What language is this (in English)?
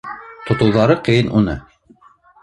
Bashkir